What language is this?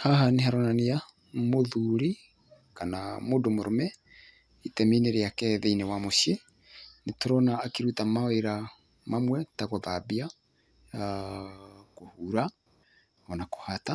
Kikuyu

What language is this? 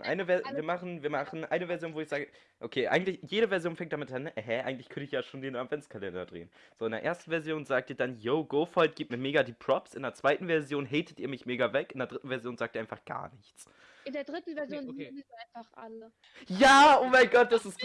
German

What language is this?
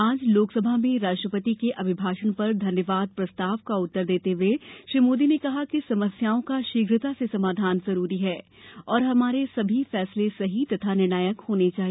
Hindi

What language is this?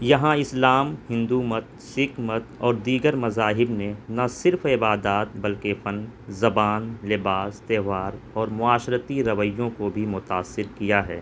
Urdu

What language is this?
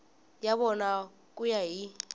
Tsonga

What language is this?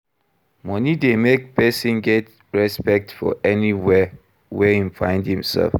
Nigerian Pidgin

